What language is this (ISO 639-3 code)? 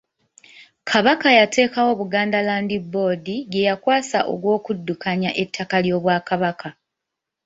lug